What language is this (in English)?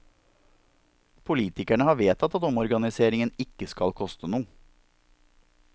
Norwegian